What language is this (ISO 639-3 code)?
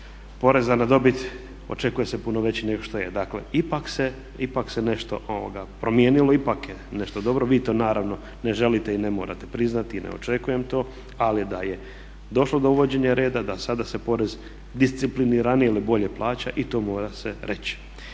hrv